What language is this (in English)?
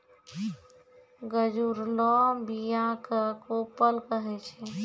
Maithili